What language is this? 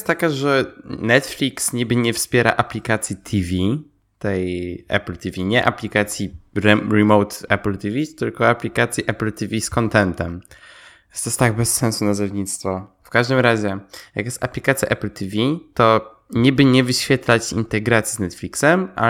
Polish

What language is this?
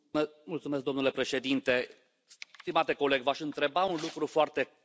Romanian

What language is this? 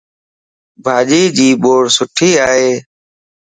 Lasi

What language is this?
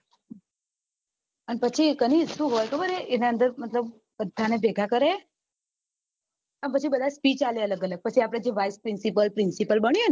Gujarati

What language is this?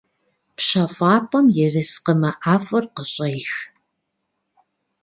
Kabardian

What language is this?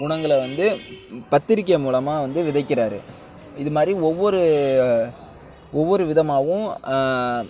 Tamil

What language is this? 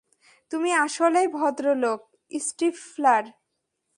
Bangla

